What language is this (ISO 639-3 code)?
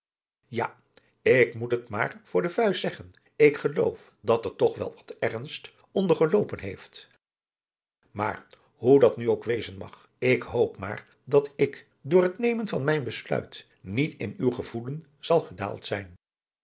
nld